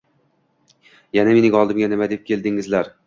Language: Uzbek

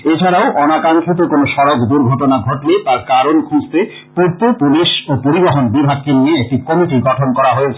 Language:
Bangla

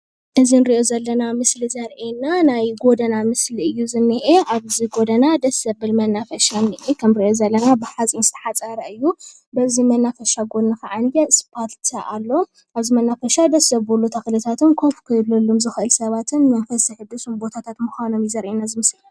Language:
Tigrinya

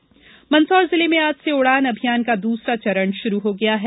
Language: Hindi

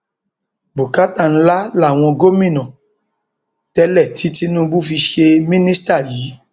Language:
Yoruba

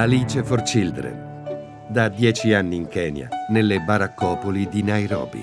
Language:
Italian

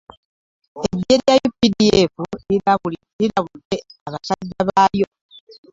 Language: Ganda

